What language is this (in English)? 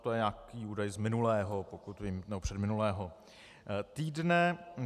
Czech